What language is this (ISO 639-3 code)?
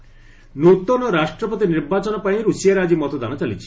ori